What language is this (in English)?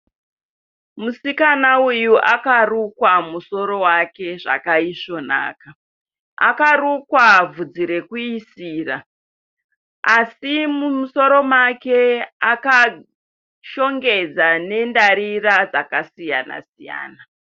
Shona